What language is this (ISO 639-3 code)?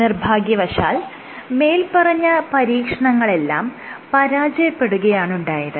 mal